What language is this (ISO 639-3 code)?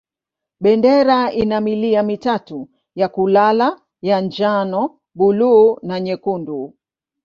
swa